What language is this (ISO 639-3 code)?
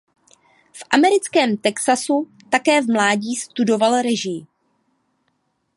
ces